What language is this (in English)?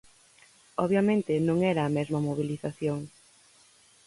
Galician